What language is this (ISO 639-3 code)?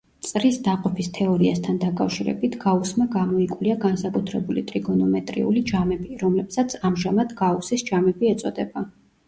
kat